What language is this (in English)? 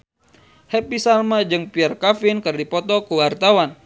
Sundanese